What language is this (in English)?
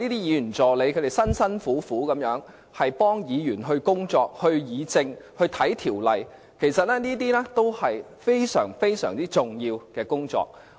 Cantonese